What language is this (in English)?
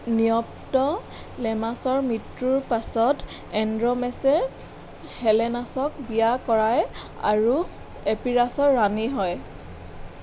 Assamese